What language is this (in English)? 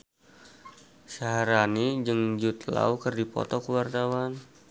Sundanese